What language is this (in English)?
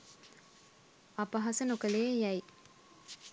Sinhala